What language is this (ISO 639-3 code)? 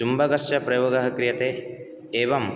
san